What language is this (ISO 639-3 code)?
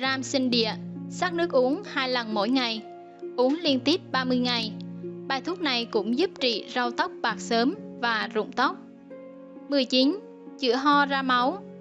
vie